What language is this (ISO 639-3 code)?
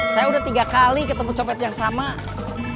ind